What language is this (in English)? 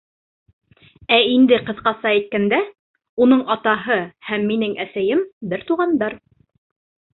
Bashkir